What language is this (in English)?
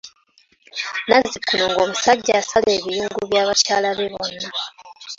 Ganda